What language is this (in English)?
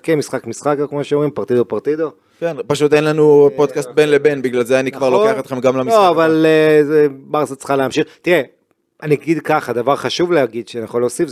Hebrew